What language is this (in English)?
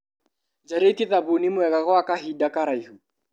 Kikuyu